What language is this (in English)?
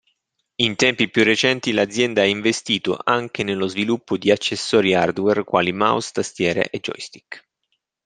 Italian